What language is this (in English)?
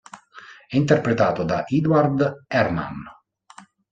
Italian